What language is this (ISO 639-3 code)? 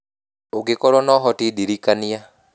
kik